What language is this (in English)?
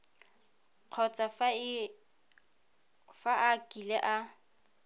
Tswana